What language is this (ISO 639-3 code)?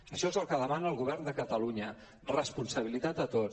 cat